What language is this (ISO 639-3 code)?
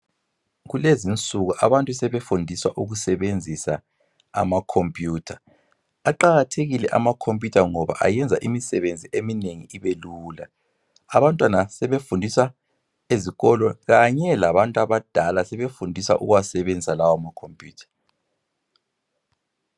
nde